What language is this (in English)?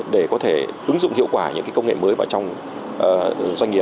Vietnamese